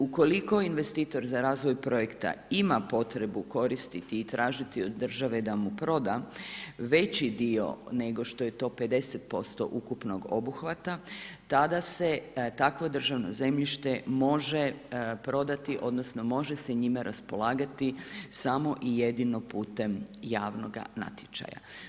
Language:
Croatian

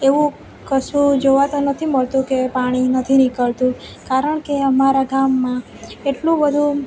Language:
Gujarati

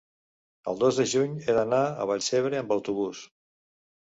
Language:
Catalan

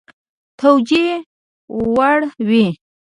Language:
Pashto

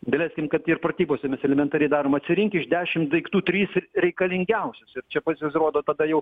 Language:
Lithuanian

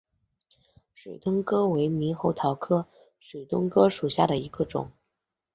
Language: Chinese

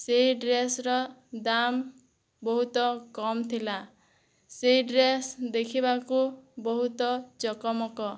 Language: Odia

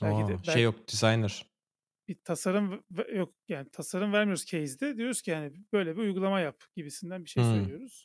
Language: Turkish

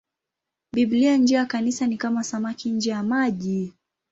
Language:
Swahili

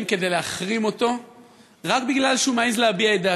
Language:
Hebrew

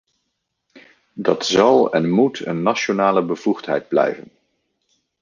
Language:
Dutch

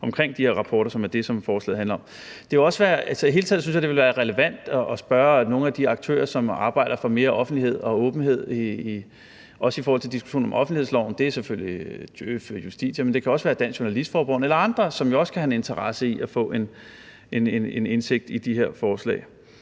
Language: Danish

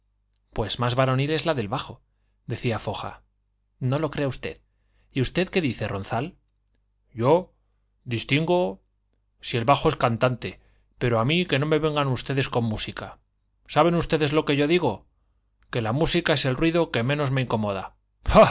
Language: Spanish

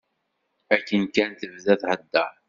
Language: Kabyle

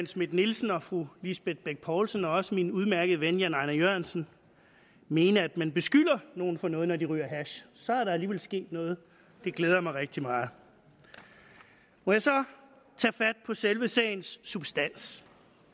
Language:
Danish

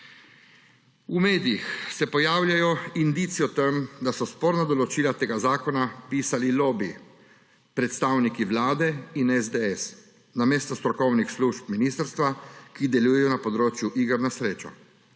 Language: Slovenian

